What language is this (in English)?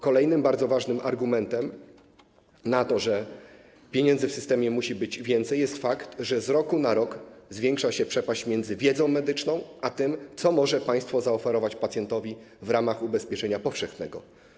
Polish